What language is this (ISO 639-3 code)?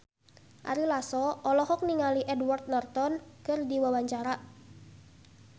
sun